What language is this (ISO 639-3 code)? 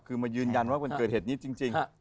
tha